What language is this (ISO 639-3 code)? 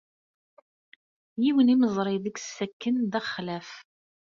kab